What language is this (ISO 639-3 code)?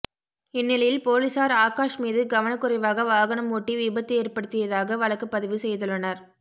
tam